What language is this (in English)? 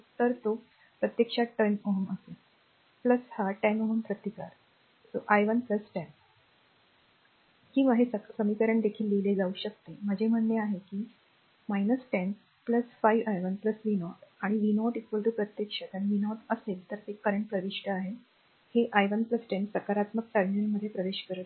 Marathi